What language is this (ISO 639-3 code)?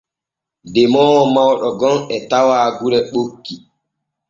fue